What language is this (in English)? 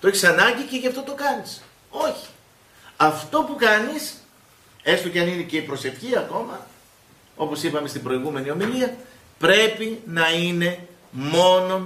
Greek